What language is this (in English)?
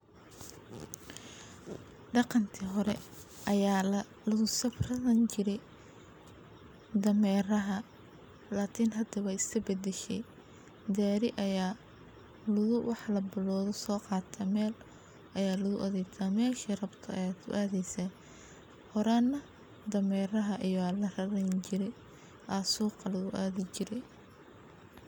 Somali